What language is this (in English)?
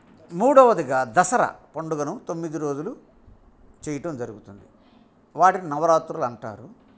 Telugu